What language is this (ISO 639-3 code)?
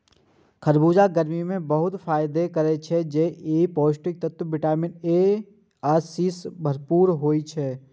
mai